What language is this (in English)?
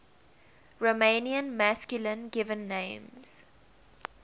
English